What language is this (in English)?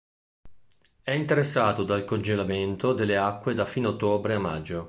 Italian